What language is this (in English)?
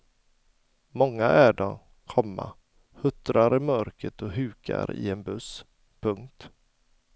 Swedish